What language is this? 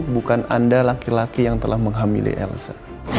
Indonesian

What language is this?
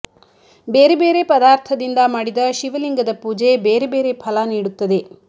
Kannada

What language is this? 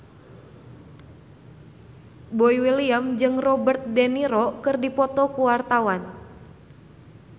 Sundanese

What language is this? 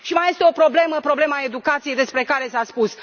Romanian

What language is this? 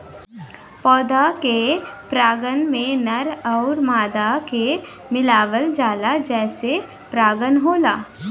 Bhojpuri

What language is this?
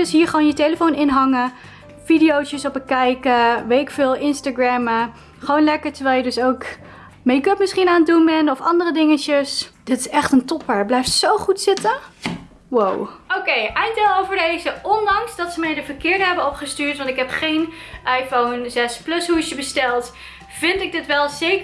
Dutch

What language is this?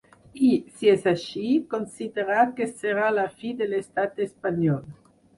Catalan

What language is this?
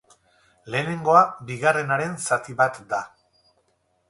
Basque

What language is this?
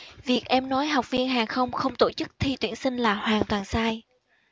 Vietnamese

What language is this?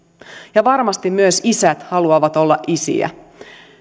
Finnish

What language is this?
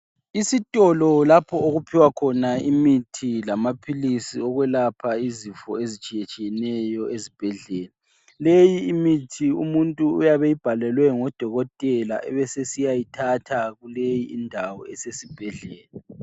North Ndebele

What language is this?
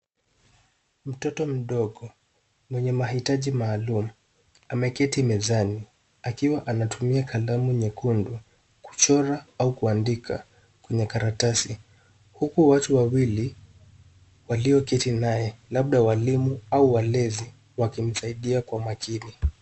Swahili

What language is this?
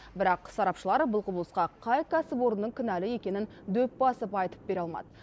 Kazakh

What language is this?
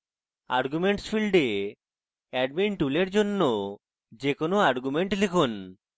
Bangla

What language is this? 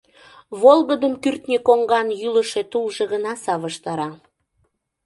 Mari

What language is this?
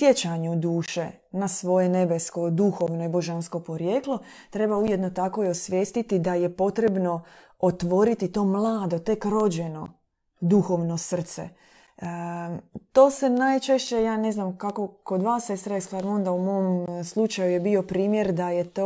Croatian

